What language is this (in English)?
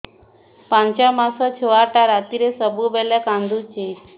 Odia